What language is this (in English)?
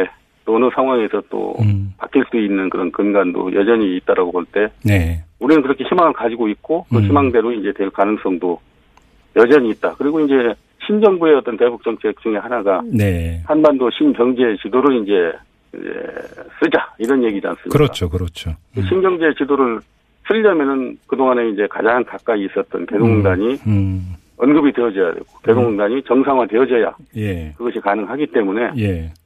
Korean